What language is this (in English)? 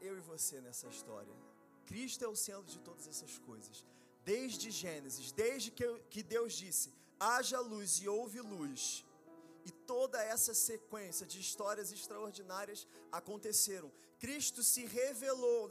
Portuguese